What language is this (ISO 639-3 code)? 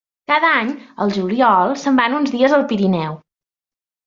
cat